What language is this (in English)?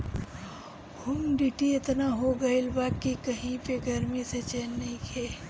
Bhojpuri